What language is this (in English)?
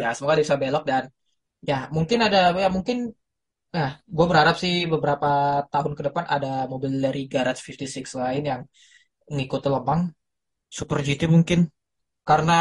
Indonesian